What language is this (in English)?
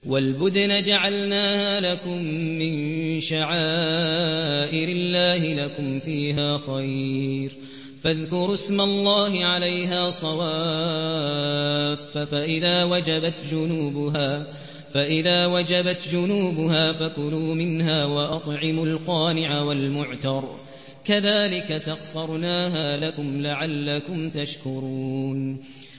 Arabic